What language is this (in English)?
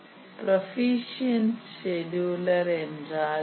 Tamil